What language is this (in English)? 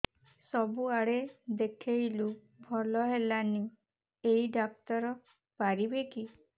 Odia